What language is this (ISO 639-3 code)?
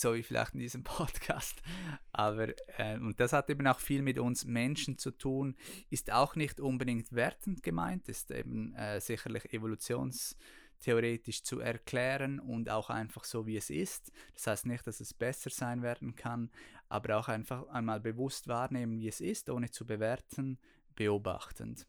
deu